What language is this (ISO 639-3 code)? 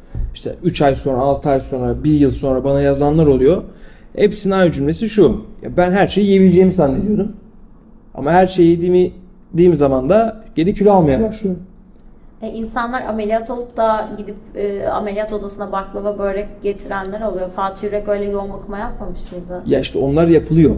tur